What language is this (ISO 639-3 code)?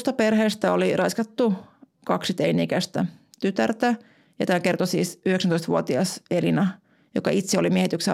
fin